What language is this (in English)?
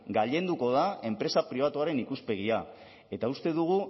Basque